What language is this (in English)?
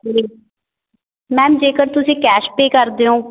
Punjabi